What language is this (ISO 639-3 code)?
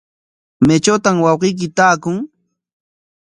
qwa